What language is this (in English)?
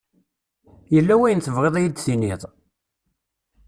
Kabyle